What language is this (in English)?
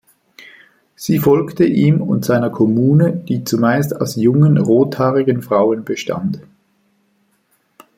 German